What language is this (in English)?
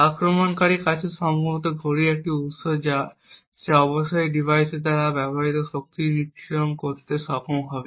Bangla